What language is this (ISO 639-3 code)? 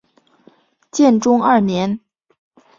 zho